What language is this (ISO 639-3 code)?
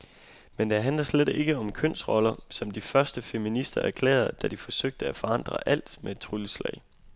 dan